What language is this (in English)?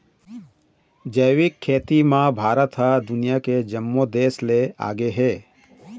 Chhattisgarhi